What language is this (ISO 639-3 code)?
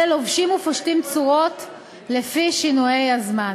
heb